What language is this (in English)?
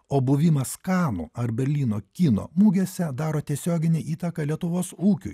Lithuanian